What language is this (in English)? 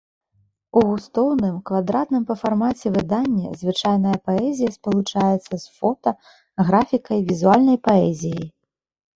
Belarusian